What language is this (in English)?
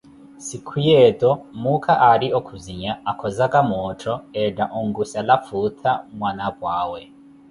Koti